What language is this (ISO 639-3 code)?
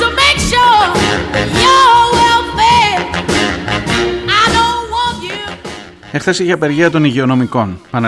ell